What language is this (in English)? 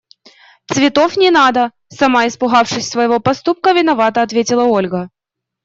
Russian